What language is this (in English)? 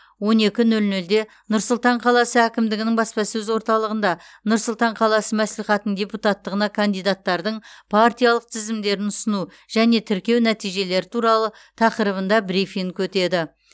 Kazakh